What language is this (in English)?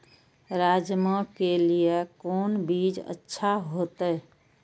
Maithili